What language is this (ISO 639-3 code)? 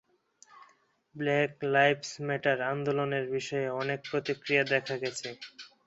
ben